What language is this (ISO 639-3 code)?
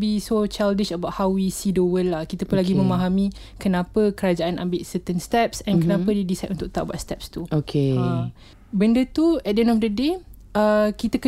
msa